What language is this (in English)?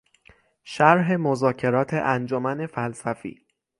Persian